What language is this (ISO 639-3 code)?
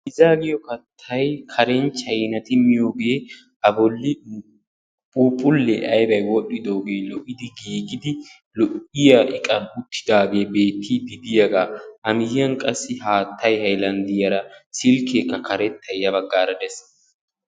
wal